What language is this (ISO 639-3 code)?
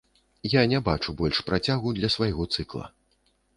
bel